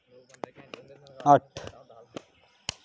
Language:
Dogri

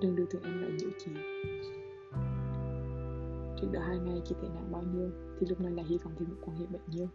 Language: Vietnamese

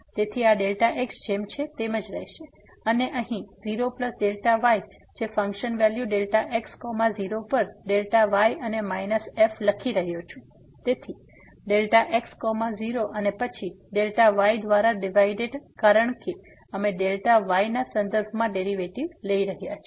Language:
Gujarati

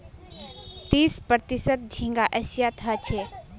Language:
Magahi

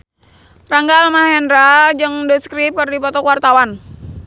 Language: Sundanese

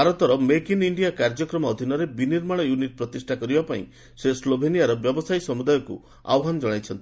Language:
Odia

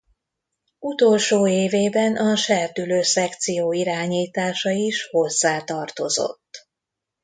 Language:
Hungarian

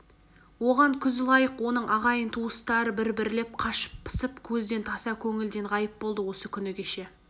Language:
Kazakh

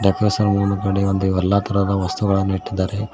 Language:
Kannada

